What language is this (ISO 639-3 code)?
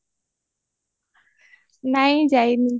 ori